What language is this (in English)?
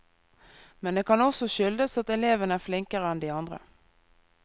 Norwegian